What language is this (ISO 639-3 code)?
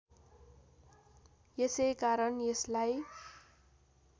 nep